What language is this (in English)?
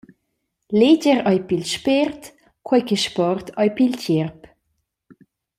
Romansh